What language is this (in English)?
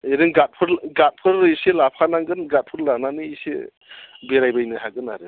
Bodo